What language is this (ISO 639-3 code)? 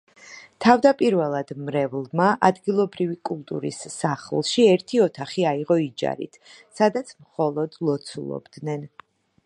kat